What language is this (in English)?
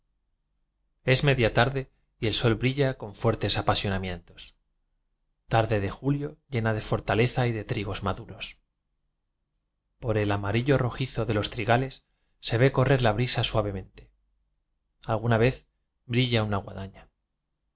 Spanish